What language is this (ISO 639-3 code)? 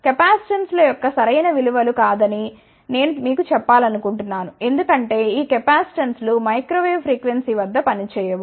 tel